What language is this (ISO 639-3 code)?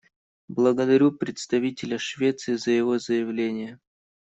rus